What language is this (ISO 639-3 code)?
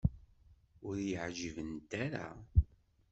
kab